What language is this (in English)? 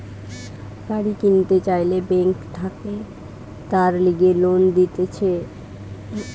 Bangla